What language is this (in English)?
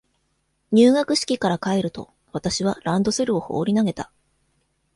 Japanese